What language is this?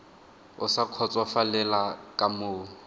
Tswana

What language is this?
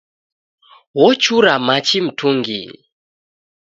Taita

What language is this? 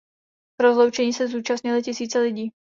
Czech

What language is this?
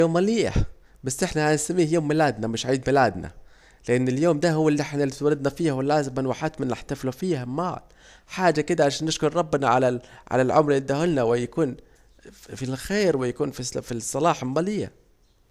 Saidi Arabic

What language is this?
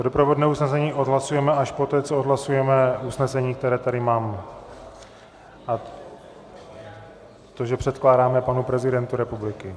Czech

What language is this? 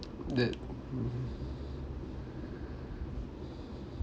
English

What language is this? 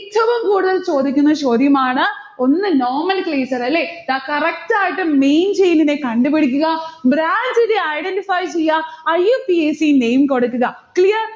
Malayalam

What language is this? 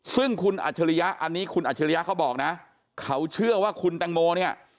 Thai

